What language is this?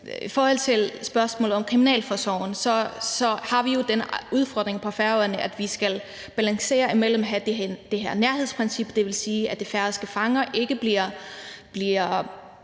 Danish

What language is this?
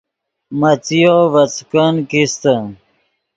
Yidgha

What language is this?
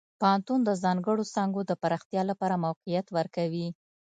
Pashto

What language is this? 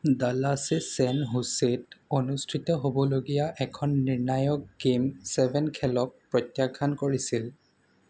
Assamese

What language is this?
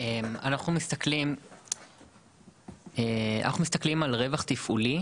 Hebrew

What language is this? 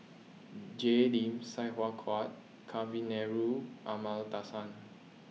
English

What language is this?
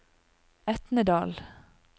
Norwegian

